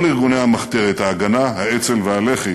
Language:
Hebrew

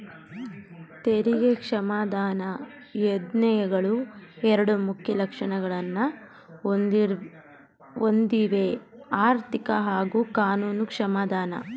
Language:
Kannada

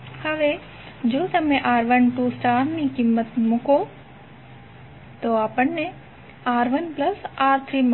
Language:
Gujarati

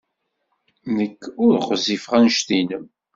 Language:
Kabyle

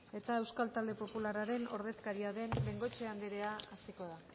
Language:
Basque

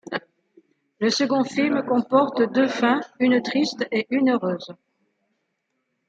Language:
French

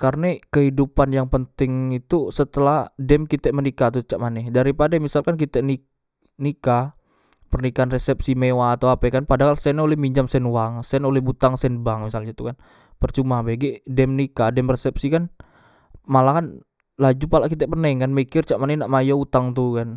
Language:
Musi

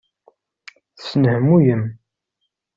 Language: Kabyle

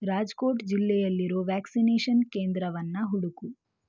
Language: Kannada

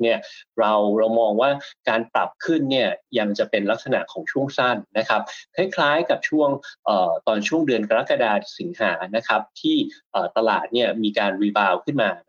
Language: Thai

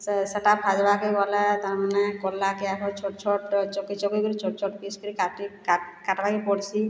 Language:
Odia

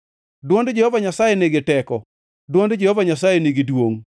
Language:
Luo (Kenya and Tanzania)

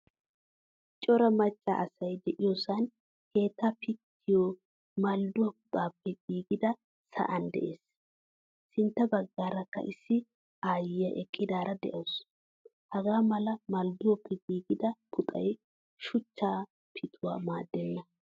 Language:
Wolaytta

